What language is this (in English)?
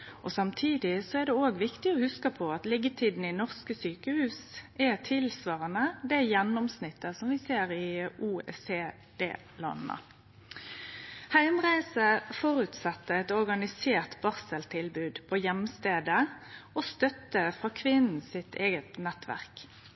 Norwegian Nynorsk